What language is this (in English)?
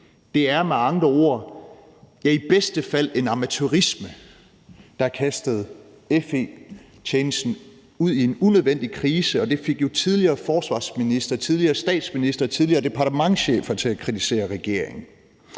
Danish